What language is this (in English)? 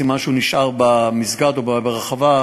Hebrew